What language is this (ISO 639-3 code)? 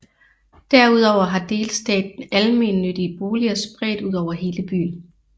dan